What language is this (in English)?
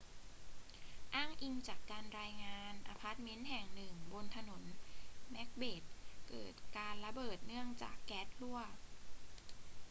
Thai